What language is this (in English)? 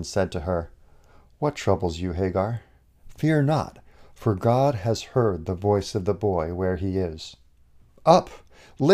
English